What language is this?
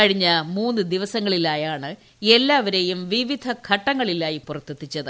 Malayalam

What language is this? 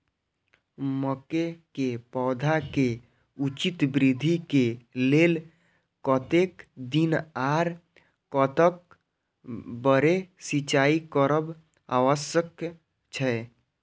Maithili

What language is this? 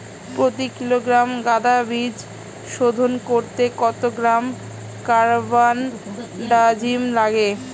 Bangla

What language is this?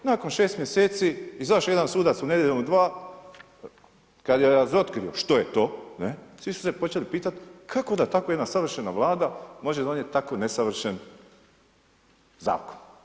Croatian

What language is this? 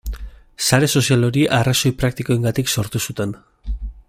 Basque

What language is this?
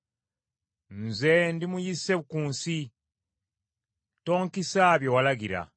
Ganda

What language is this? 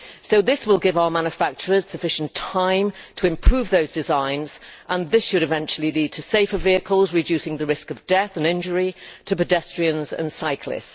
English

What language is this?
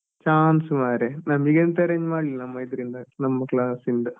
Kannada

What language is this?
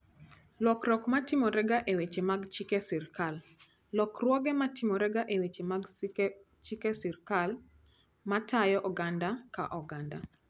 Luo (Kenya and Tanzania)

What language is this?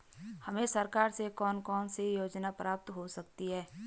Hindi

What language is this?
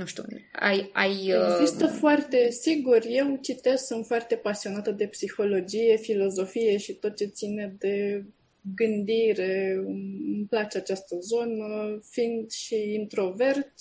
Romanian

